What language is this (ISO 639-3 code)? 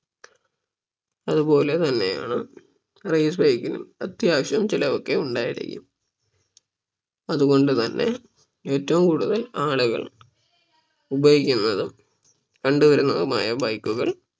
mal